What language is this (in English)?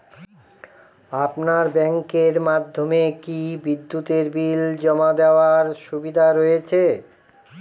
Bangla